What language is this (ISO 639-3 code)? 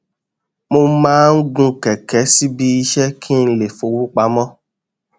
yor